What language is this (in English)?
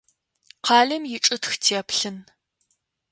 Adyghe